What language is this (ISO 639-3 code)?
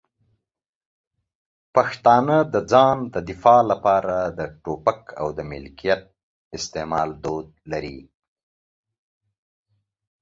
pus